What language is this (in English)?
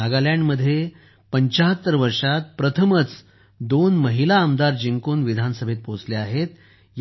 Marathi